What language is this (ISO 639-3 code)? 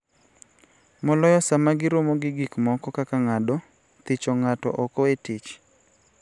luo